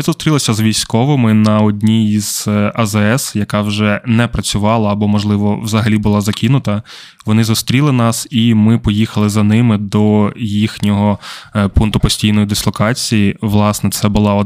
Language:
Ukrainian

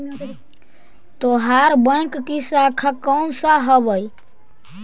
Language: Magahi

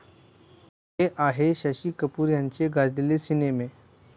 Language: Marathi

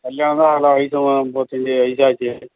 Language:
Tamil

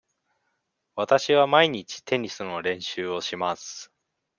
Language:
Japanese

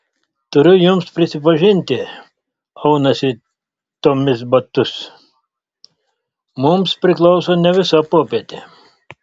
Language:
Lithuanian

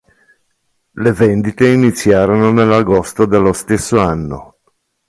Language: Italian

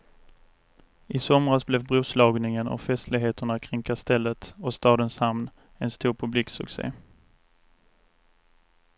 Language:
Swedish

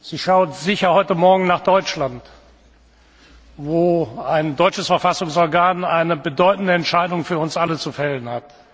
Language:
German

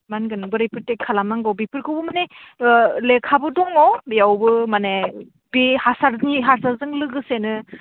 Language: Bodo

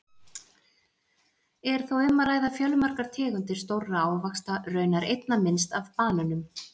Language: Icelandic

